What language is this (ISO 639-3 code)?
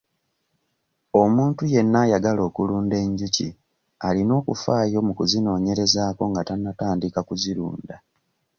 lug